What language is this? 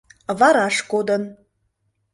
Mari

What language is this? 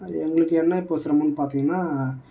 Tamil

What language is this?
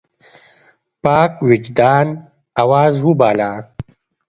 Pashto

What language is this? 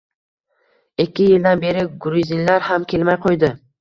Uzbek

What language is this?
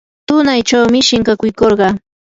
Yanahuanca Pasco Quechua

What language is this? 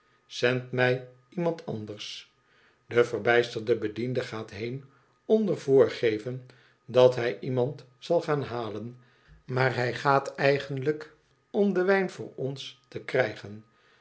Dutch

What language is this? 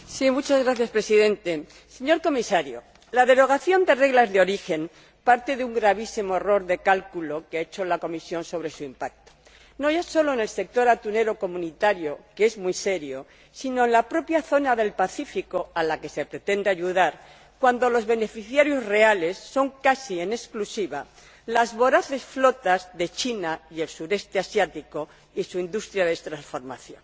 Spanish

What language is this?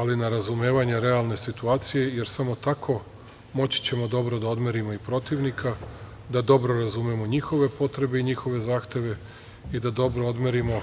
Serbian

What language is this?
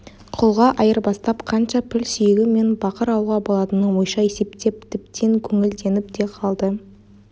Kazakh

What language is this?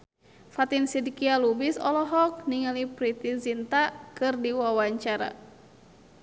Sundanese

